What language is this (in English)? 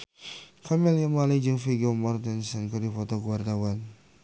Sundanese